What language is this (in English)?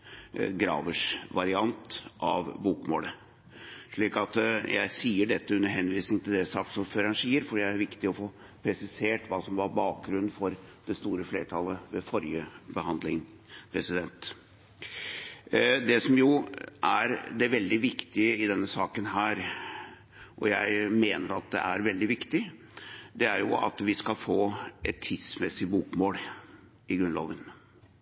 Norwegian Bokmål